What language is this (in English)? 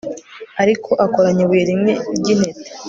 Kinyarwanda